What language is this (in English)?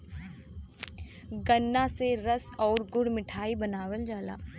Bhojpuri